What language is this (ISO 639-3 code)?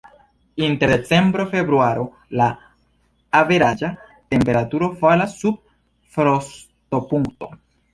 epo